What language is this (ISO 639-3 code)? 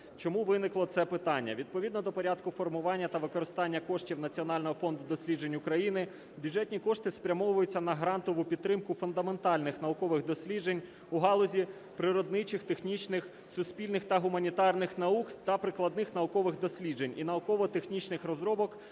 ukr